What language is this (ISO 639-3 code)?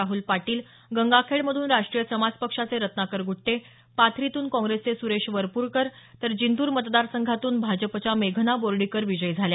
mar